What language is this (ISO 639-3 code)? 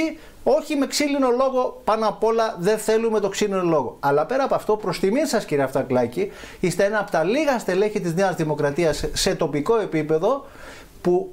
ell